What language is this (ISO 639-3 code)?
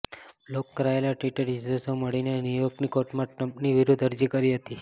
guj